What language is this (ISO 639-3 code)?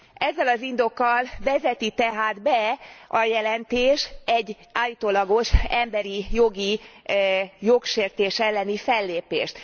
hun